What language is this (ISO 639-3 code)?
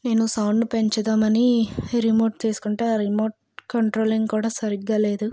tel